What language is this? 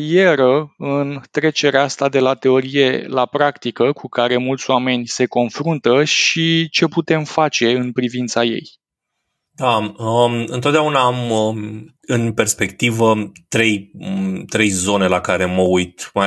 Romanian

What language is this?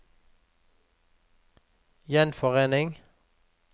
Norwegian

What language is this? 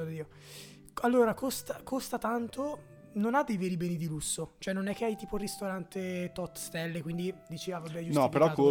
Italian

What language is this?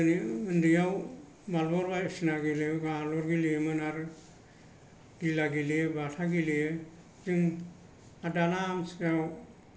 Bodo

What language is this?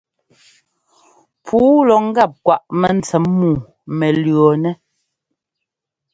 Ngomba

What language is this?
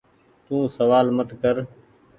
Goaria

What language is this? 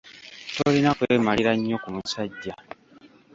Ganda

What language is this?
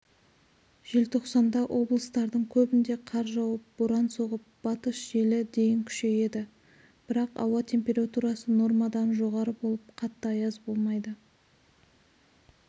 Kazakh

